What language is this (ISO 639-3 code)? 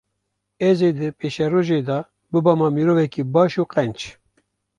kur